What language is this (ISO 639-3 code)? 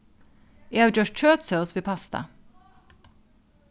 fao